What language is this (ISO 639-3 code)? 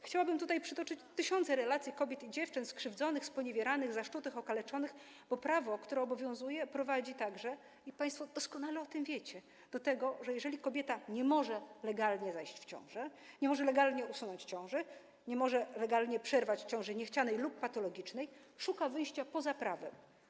pol